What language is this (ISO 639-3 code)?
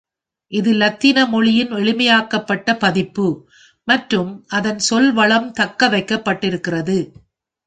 tam